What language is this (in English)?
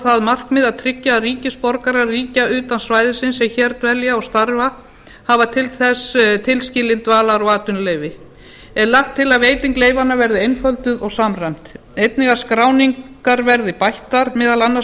Icelandic